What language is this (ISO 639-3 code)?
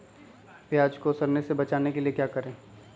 mag